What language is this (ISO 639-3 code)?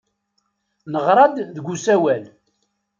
kab